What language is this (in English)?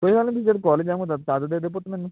Punjabi